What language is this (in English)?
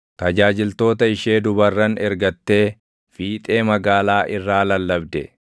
Oromo